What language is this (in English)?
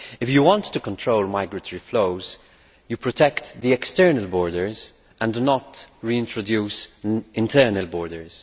English